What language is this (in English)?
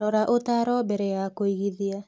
Kikuyu